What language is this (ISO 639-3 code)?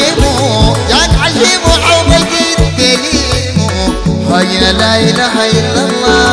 ara